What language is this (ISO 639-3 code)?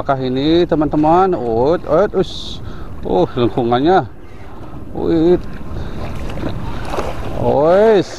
ind